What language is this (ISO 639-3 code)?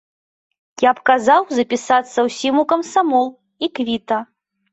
bel